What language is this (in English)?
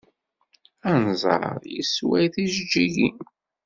Kabyle